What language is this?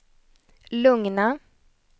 Swedish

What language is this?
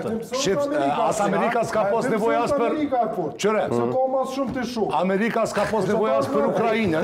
Romanian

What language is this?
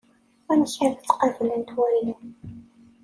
Kabyle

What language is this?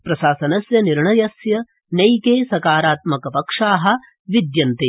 Sanskrit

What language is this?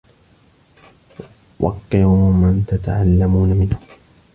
Arabic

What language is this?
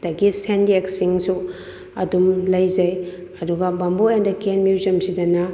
Manipuri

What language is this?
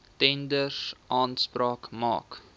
Afrikaans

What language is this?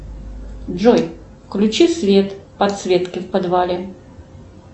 Russian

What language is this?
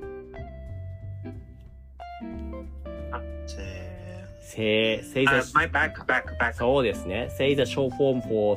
Japanese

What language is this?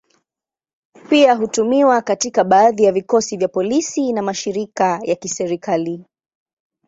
Swahili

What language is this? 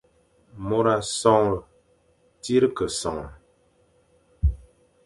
Fang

